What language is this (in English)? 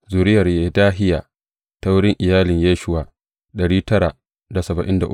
Hausa